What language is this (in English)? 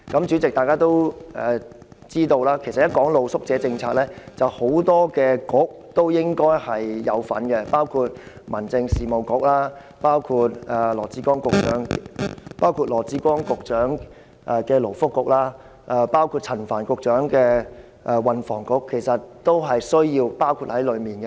Cantonese